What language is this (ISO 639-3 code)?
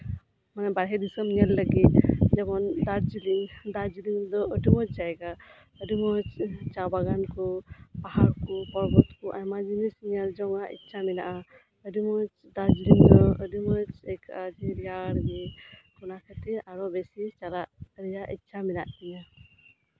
sat